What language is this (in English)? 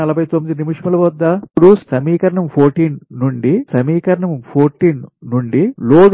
Telugu